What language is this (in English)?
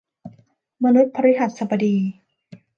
Thai